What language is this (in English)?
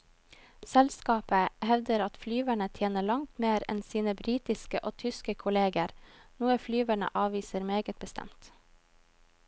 Norwegian